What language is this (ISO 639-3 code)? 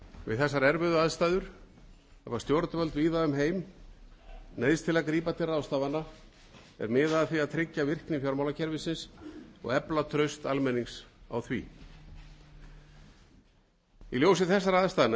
isl